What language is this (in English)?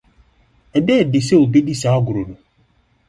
Akan